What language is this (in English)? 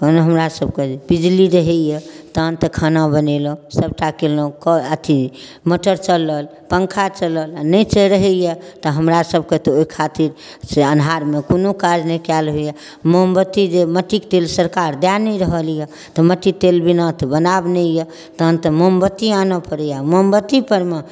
Maithili